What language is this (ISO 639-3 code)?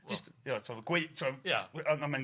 cym